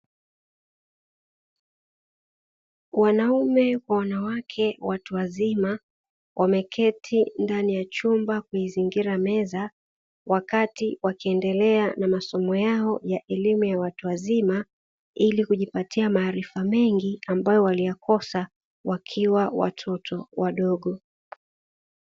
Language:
Swahili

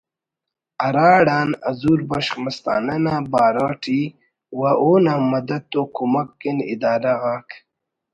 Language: Brahui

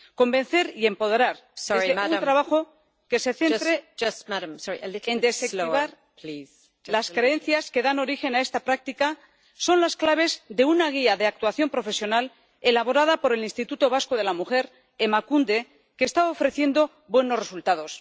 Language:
Spanish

